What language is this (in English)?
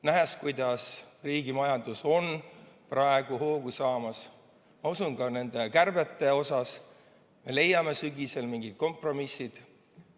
Estonian